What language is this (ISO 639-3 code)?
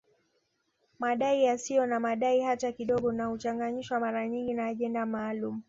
swa